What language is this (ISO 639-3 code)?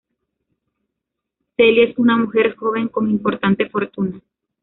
spa